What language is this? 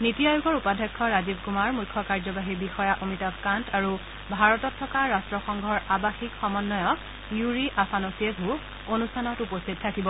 Assamese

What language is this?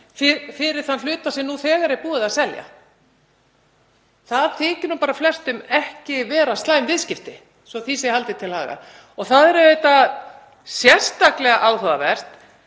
Icelandic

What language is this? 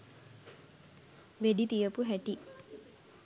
Sinhala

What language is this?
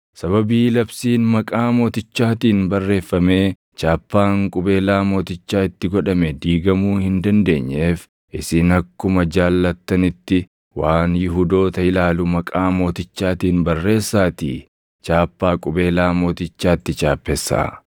Oromo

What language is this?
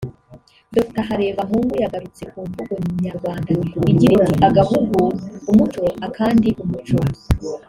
Kinyarwanda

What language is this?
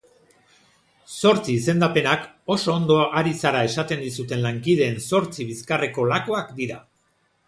Basque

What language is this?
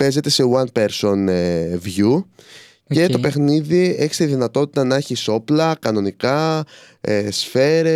Greek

